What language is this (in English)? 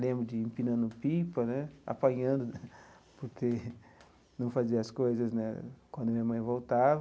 Portuguese